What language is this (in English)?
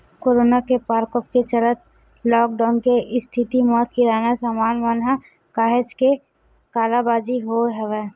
Chhattisgarhi